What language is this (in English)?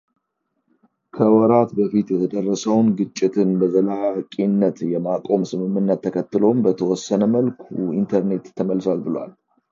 Amharic